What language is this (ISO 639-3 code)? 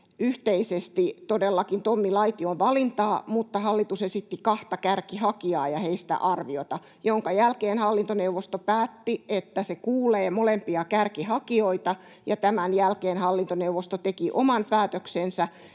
fin